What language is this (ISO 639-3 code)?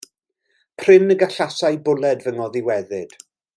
cym